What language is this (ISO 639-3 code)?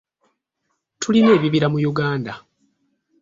lug